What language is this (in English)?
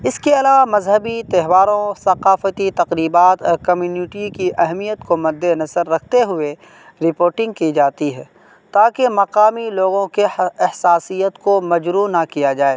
Urdu